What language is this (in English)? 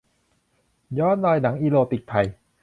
Thai